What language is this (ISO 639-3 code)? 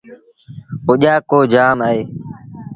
sbn